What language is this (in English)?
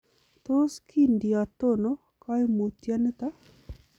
Kalenjin